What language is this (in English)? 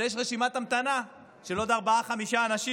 Hebrew